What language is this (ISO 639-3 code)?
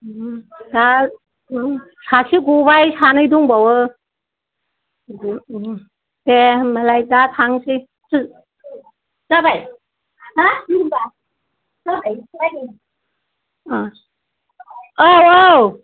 brx